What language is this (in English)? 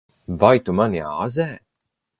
Latvian